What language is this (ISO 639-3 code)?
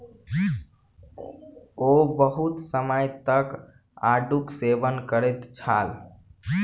mai